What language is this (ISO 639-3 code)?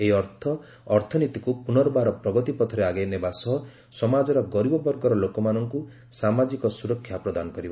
ori